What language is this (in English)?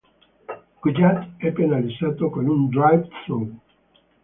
Italian